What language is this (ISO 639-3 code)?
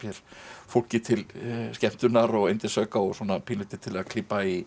isl